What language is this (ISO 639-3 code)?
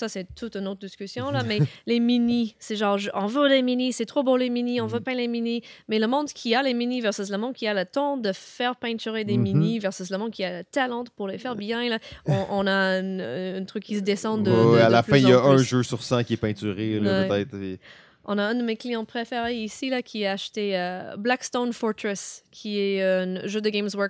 fra